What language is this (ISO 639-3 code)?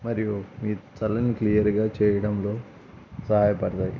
tel